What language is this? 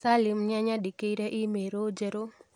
Kikuyu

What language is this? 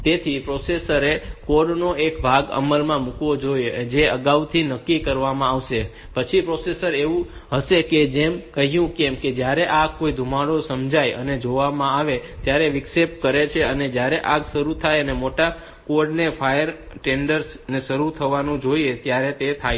Gujarati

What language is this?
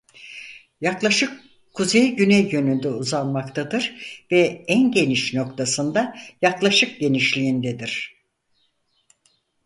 Turkish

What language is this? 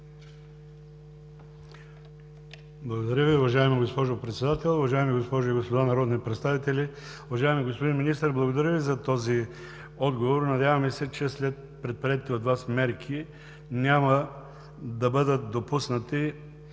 Bulgarian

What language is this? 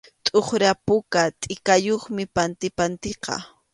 Arequipa-La Unión Quechua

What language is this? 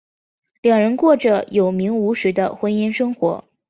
Chinese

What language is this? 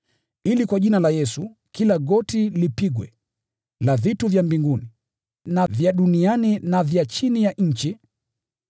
Swahili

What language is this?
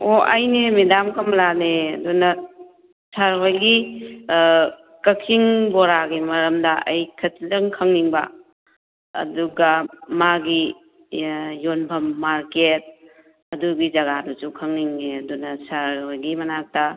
Manipuri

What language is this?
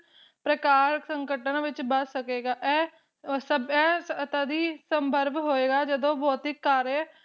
Punjabi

